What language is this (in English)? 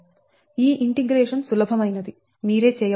Telugu